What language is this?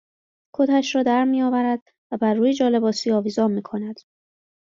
Persian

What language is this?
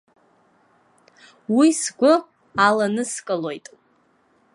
Abkhazian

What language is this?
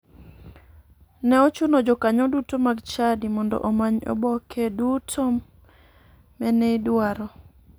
Luo (Kenya and Tanzania)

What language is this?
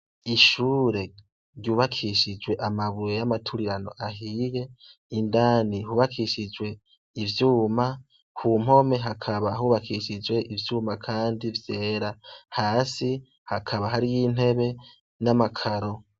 Rundi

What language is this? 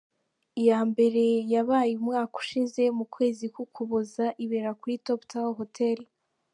Kinyarwanda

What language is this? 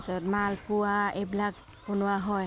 Assamese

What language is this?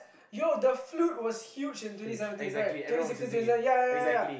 English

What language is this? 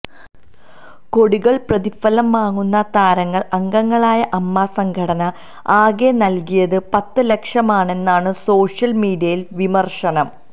Malayalam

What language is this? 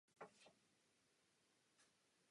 Czech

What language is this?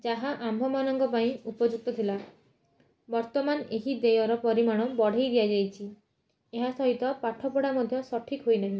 Odia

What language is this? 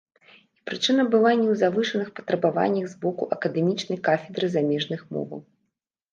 Belarusian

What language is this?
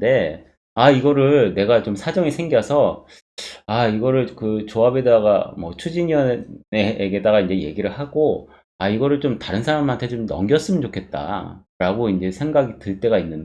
Korean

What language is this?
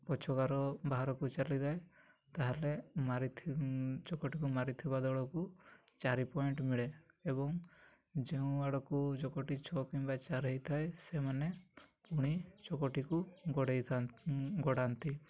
Odia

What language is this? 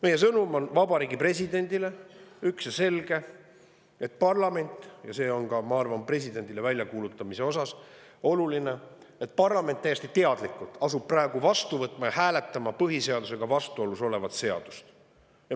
Estonian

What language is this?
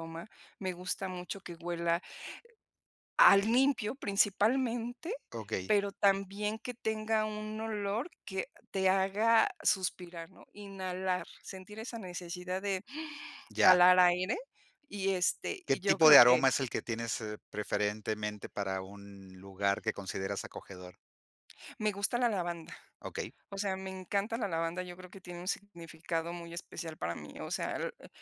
Spanish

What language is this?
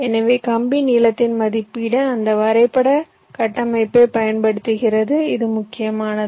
Tamil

